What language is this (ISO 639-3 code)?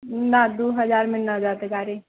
mai